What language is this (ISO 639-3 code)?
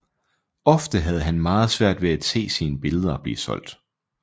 dan